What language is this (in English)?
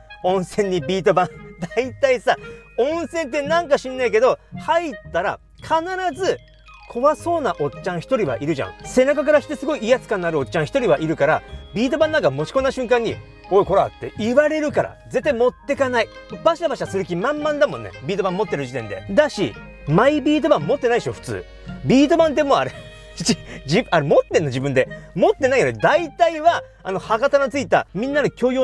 Japanese